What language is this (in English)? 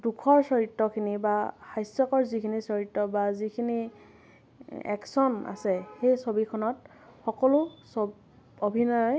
Assamese